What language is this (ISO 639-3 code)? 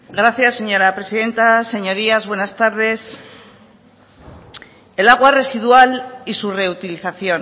spa